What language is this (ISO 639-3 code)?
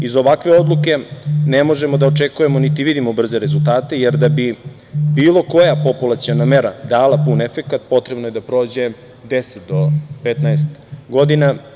srp